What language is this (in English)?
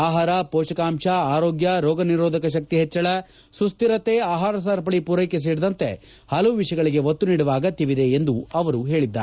Kannada